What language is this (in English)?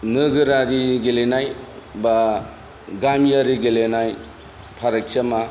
Bodo